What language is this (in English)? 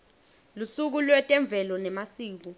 Swati